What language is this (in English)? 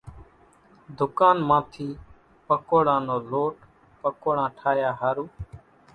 Kachi Koli